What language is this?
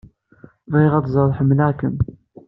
Kabyle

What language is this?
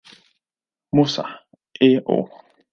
Swahili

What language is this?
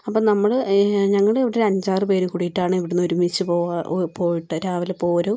Malayalam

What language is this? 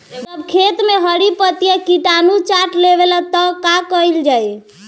Bhojpuri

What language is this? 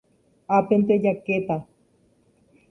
Guarani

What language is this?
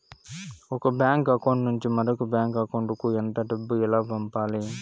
Telugu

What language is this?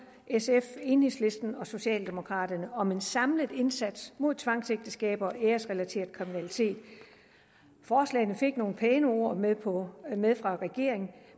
Danish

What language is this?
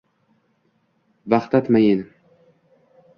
Uzbek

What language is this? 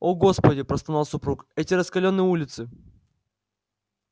Russian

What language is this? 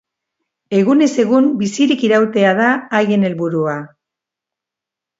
Basque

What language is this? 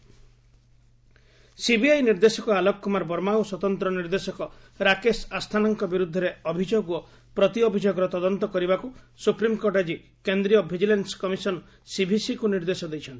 Odia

